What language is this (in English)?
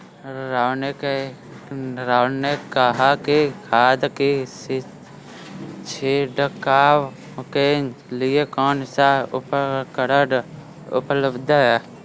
Hindi